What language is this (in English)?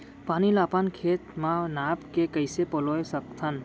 Chhattisgarhi